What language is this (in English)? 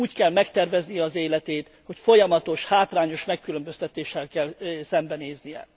Hungarian